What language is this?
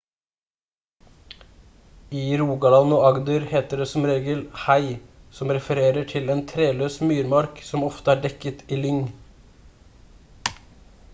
Norwegian Bokmål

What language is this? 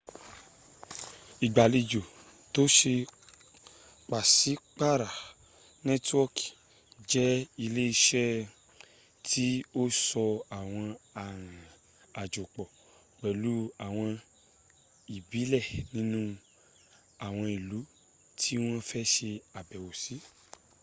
Yoruba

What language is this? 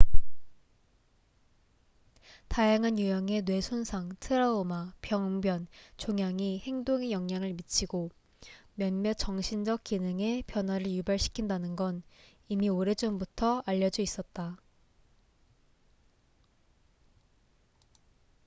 Korean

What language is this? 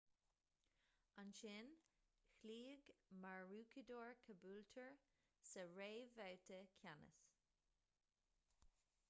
Irish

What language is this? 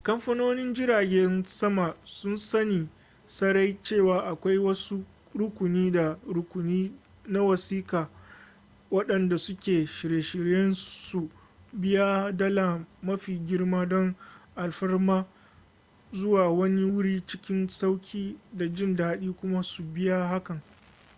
Hausa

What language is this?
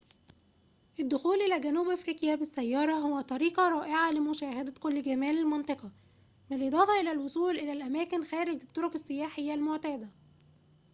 Arabic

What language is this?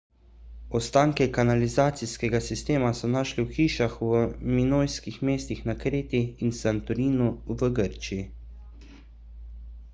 Slovenian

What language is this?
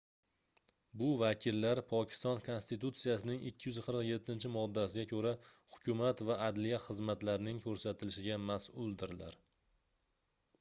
Uzbek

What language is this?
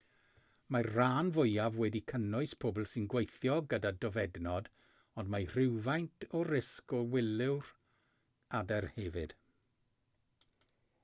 Welsh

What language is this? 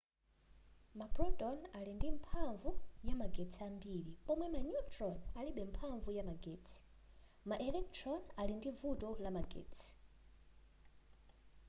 Nyanja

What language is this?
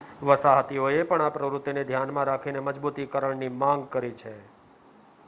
Gujarati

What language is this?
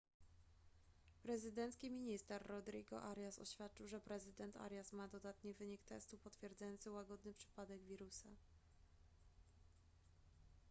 Polish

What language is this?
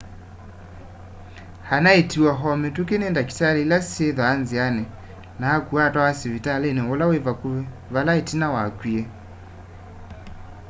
Kamba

